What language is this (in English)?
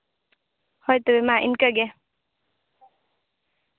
Santali